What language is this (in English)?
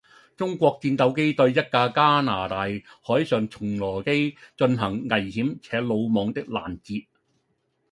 Cantonese